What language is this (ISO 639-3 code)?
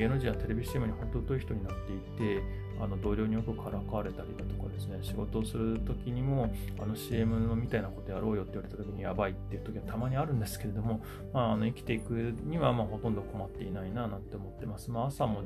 jpn